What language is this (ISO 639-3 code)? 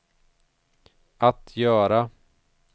swe